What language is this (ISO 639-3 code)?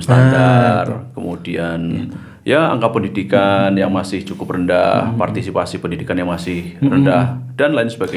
ind